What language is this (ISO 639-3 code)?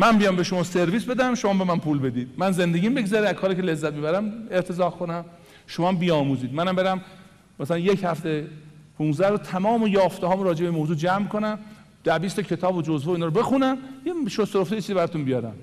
fas